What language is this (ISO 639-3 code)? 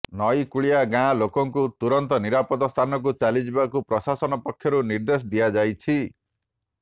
ori